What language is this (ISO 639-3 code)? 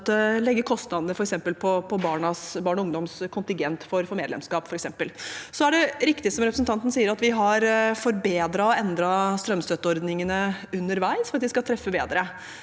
nor